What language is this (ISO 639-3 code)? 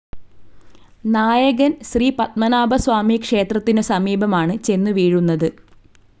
mal